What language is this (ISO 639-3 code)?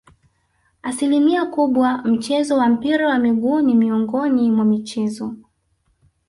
swa